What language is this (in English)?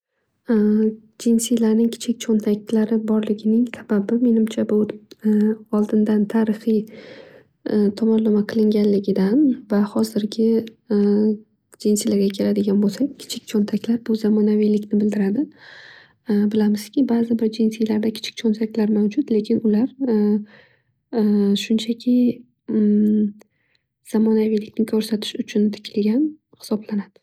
Uzbek